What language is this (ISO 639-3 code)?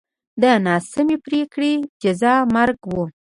pus